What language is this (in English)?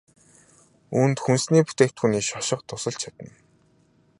Mongolian